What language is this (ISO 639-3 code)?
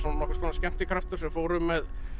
isl